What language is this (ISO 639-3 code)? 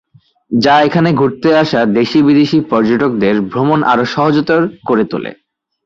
ben